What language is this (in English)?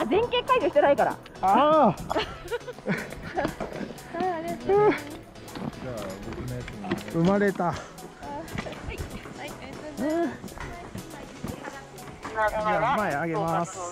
Japanese